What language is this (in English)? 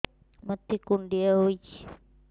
Odia